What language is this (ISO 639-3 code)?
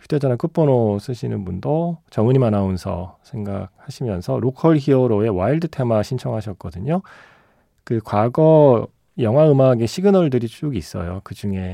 kor